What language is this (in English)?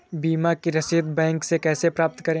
Hindi